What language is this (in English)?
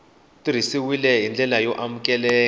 Tsonga